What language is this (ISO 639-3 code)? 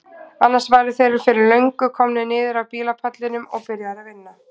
isl